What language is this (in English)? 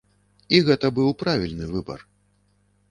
Belarusian